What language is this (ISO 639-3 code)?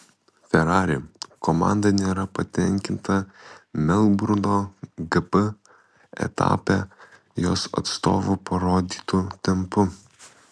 lit